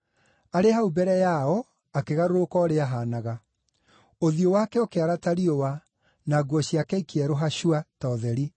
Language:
Kikuyu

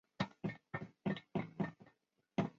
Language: Chinese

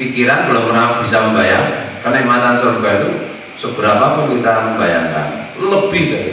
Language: Indonesian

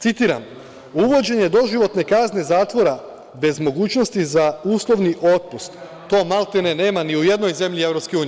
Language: Serbian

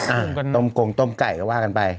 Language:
Thai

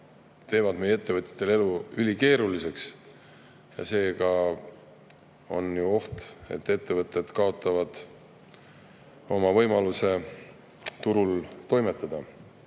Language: Estonian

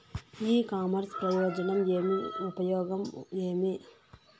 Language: Telugu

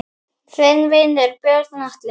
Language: Icelandic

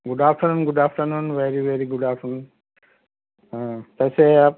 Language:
Urdu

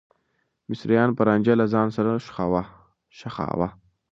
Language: Pashto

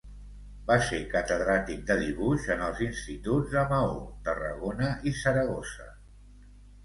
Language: Catalan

